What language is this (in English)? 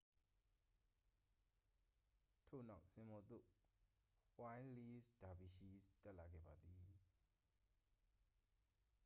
Burmese